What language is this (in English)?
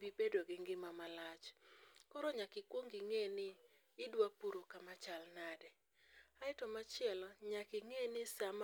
Luo (Kenya and Tanzania)